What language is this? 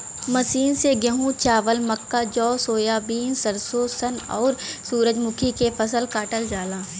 Bhojpuri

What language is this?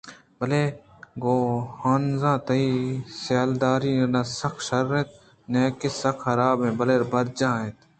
Eastern Balochi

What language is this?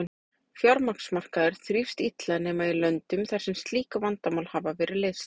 Icelandic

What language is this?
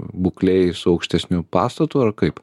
Lithuanian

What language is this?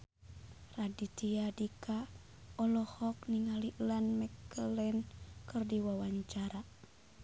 Sundanese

